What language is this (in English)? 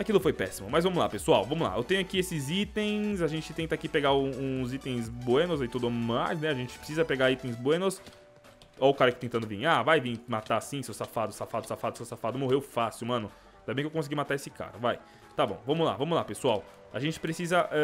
Portuguese